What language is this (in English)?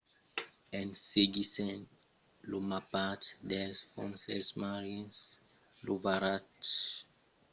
Occitan